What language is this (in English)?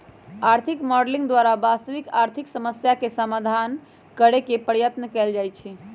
Magahi